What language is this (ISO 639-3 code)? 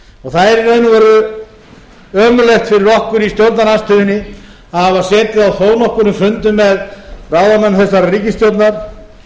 isl